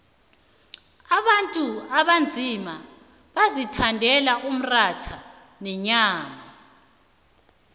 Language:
South Ndebele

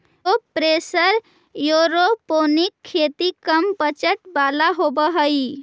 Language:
Magahi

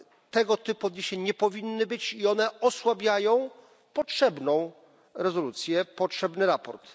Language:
Polish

